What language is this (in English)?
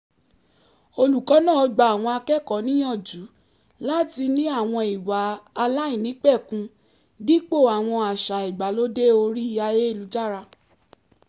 Yoruba